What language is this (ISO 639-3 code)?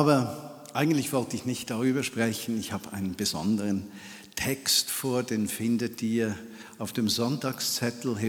deu